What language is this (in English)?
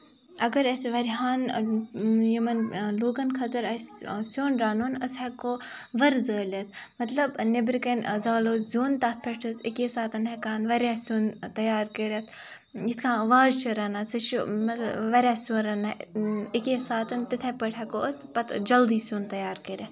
Kashmiri